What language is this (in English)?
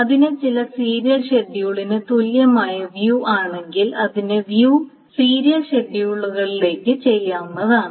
Malayalam